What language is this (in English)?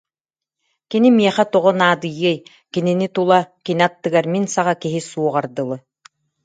Yakut